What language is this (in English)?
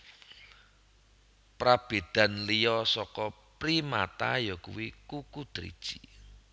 Javanese